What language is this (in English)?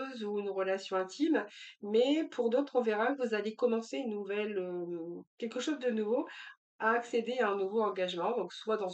French